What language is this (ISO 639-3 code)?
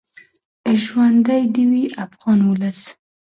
pus